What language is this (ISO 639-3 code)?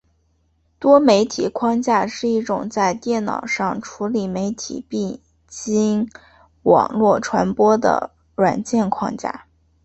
zho